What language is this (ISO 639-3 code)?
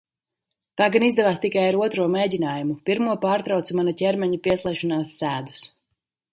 lav